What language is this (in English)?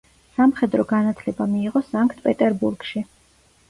Georgian